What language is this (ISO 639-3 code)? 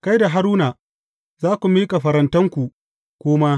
hau